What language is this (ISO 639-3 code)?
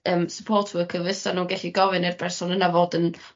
cym